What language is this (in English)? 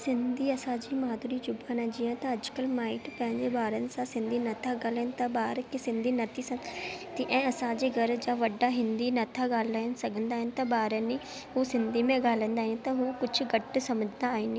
Sindhi